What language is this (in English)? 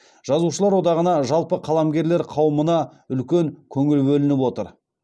Kazakh